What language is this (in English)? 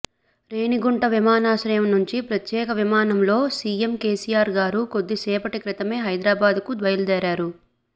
Telugu